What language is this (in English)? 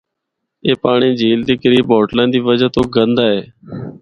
Northern Hindko